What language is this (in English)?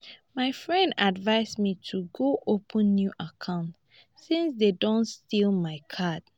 Nigerian Pidgin